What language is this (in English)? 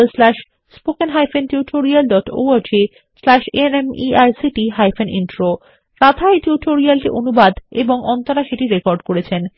Bangla